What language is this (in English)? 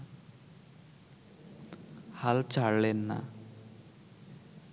Bangla